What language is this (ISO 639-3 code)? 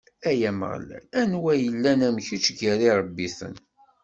kab